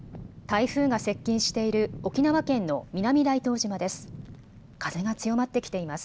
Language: Japanese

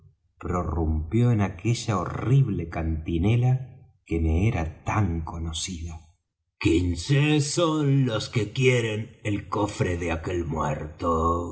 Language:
Spanish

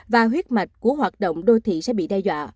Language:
Vietnamese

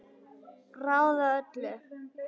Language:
Icelandic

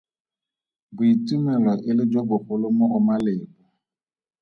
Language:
Tswana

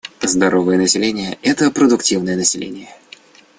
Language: Russian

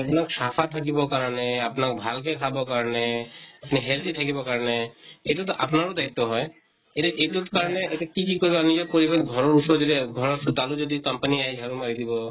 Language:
Assamese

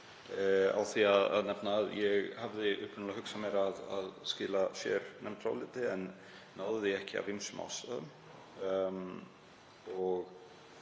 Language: Icelandic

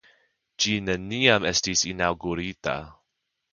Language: Esperanto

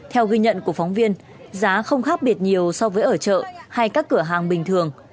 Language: Vietnamese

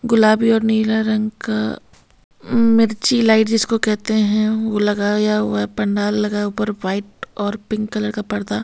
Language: Hindi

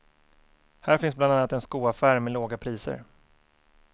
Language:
Swedish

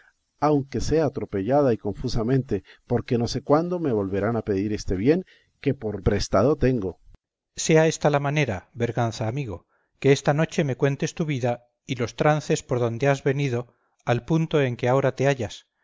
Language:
Spanish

